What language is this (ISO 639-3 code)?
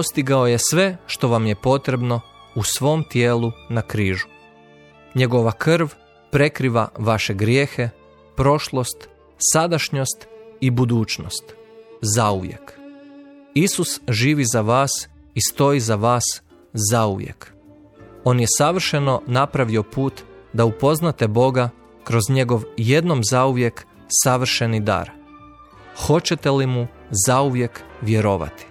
hrv